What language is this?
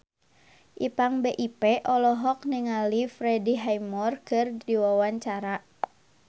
Sundanese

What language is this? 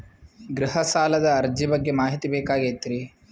Kannada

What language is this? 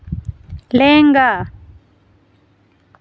Santali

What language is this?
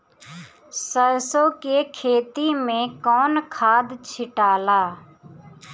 Bhojpuri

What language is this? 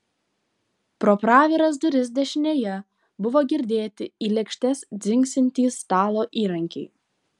Lithuanian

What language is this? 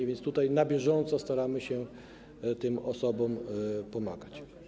Polish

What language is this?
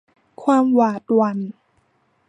Thai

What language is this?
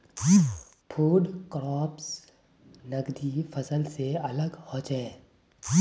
Magahi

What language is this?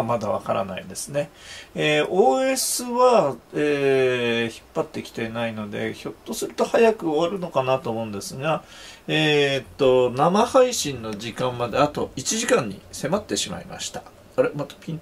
Japanese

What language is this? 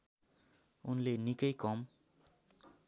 Nepali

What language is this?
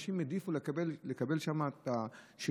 Hebrew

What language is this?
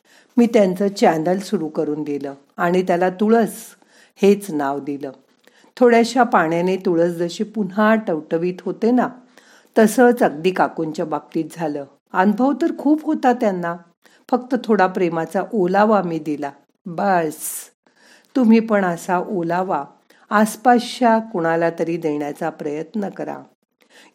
Marathi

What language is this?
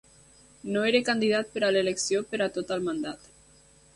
Catalan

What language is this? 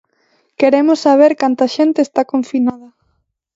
Galician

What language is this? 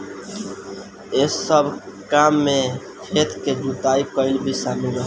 Bhojpuri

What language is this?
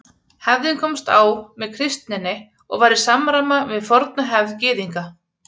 Icelandic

